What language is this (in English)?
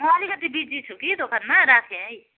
Nepali